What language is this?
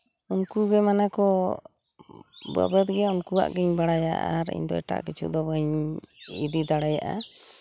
Santali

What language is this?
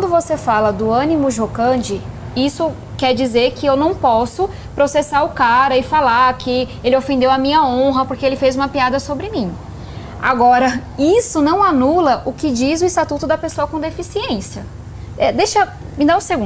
Portuguese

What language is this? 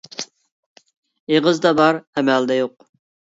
Uyghur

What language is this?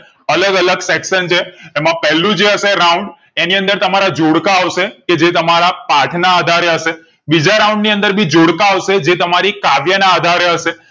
Gujarati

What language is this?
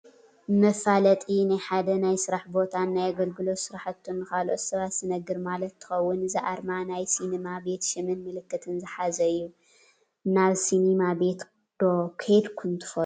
Tigrinya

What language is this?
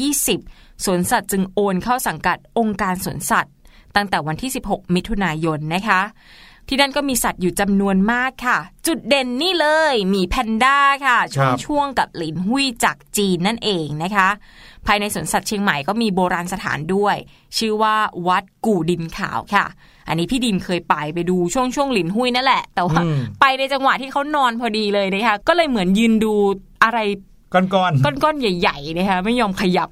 Thai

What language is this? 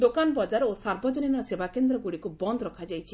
Odia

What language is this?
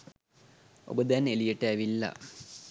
Sinhala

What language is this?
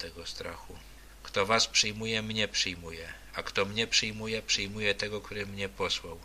Polish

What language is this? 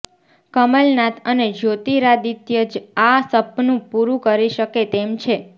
Gujarati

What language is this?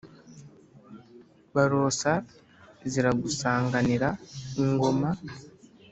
Kinyarwanda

